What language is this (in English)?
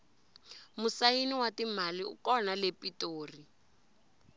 Tsonga